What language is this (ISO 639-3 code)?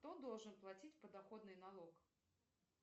rus